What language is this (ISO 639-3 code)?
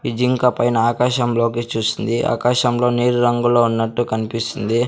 tel